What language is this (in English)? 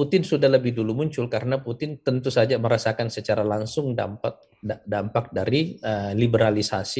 Indonesian